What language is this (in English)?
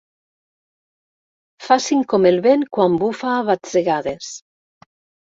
Catalan